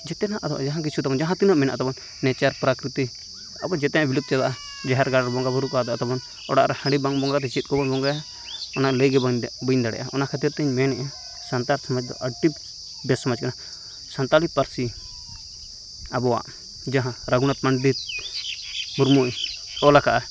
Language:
Santali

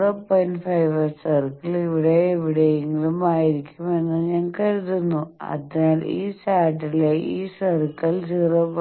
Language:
Malayalam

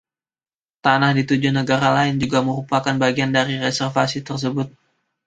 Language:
Indonesian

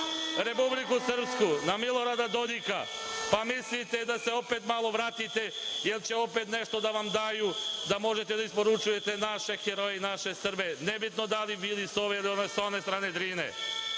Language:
Serbian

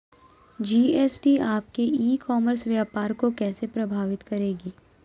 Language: Magahi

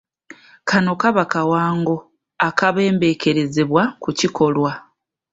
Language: Ganda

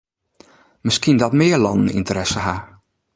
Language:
Western Frisian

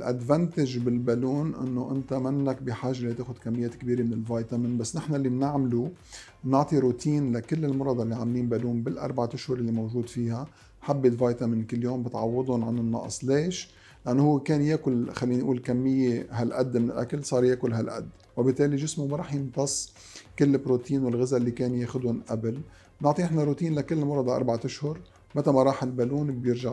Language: Arabic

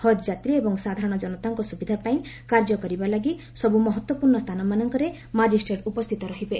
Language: Odia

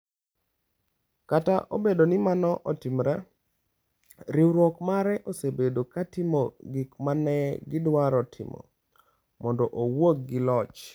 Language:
Luo (Kenya and Tanzania)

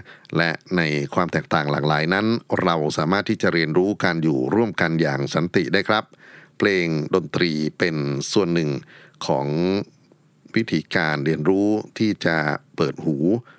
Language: Thai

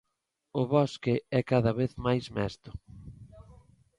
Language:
Galician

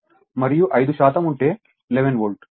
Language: Telugu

